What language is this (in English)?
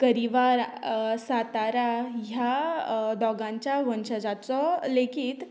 Konkani